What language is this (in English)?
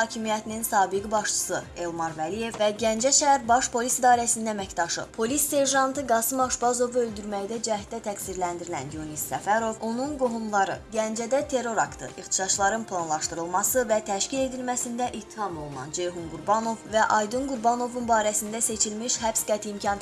Azerbaijani